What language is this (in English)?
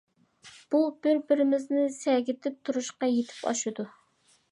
Uyghur